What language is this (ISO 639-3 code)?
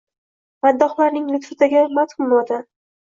uzb